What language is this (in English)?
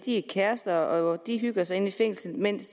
Danish